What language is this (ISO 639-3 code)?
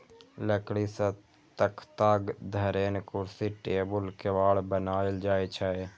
mai